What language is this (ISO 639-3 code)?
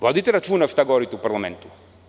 srp